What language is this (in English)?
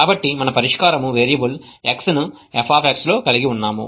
Telugu